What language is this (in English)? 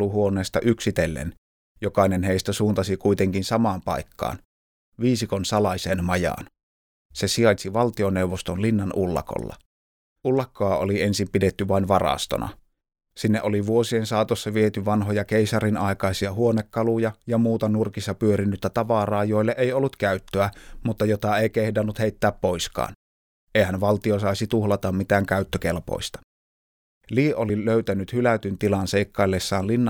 Finnish